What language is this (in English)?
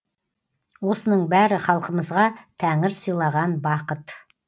Kazakh